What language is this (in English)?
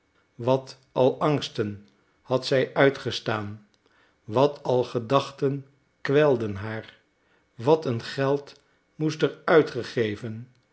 Dutch